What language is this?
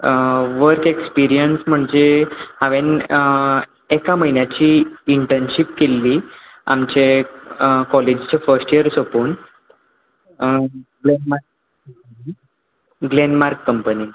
Konkani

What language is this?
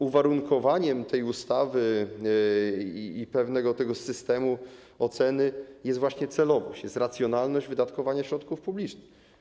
Polish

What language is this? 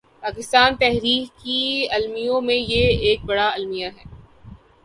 Urdu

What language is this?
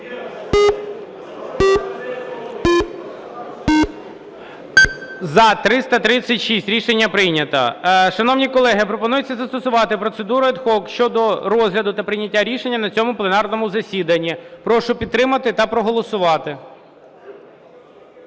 Ukrainian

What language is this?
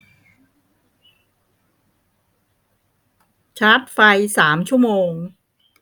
Thai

